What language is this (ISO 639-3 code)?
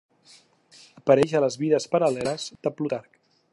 cat